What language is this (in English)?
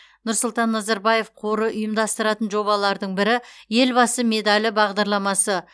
Kazakh